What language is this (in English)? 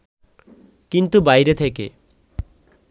Bangla